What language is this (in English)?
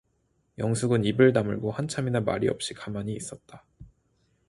Korean